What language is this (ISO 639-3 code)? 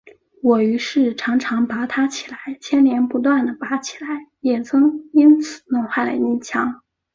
zho